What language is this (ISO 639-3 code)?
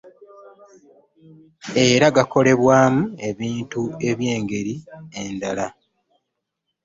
lug